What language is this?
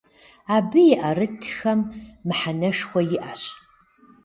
Kabardian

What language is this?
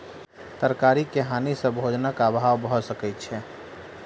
Maithili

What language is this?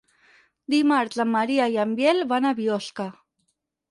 Catalan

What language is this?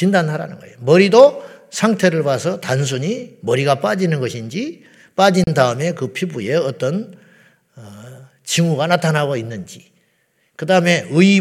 Korean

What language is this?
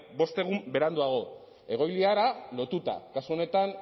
Basque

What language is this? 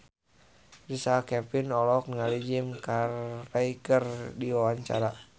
Sundanese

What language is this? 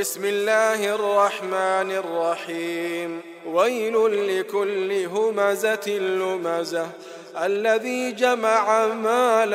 Arabic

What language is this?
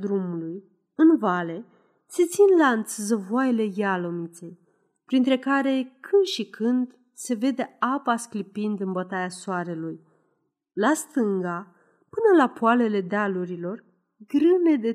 Romanian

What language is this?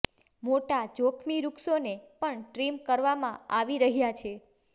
Gujarati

